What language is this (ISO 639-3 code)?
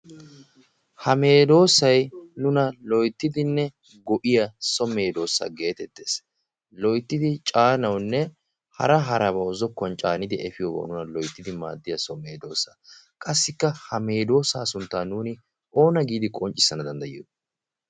wal